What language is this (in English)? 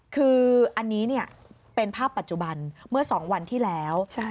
Thai